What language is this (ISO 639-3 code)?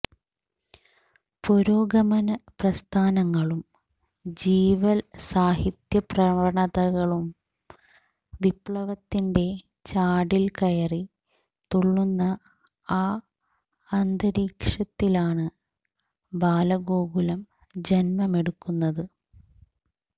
mal